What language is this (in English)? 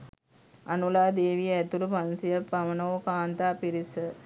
Sinhala